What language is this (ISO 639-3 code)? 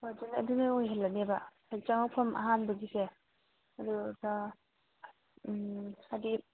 mni